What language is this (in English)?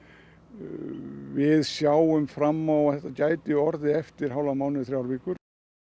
Icelandic